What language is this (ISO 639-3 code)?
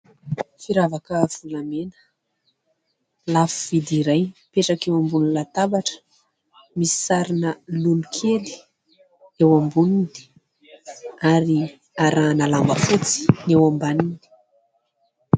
mlg